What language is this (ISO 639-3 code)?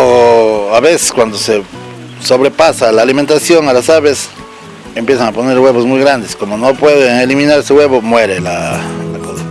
spa